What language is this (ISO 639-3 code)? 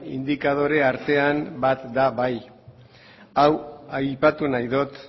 eus